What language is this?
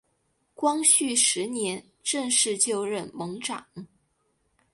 Chinese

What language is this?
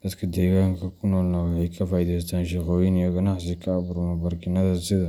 Somali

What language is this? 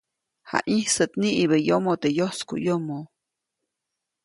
Copainalá Zoque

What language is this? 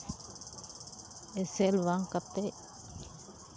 Santali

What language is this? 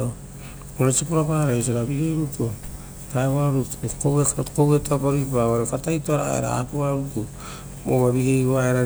Rotokas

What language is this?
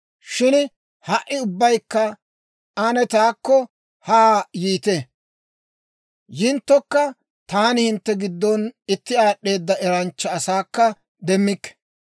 Dawro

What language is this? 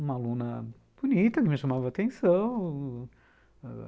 Portuguese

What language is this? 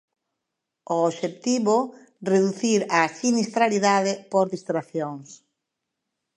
Galician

